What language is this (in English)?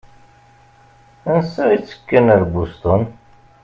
Kabyle